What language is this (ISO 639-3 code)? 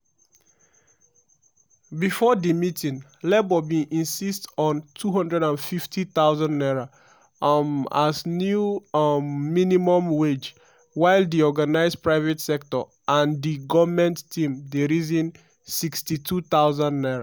pcm